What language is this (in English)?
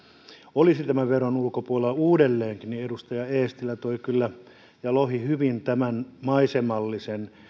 Finnish